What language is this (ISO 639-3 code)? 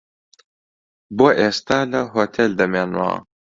ckb